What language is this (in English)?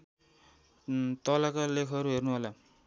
Nepali